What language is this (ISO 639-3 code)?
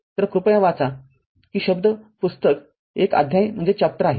mar